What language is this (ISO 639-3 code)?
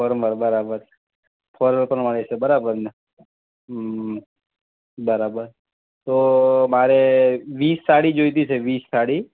guj